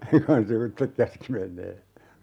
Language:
Finnish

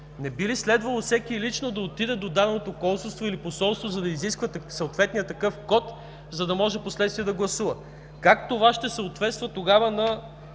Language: Bulgarian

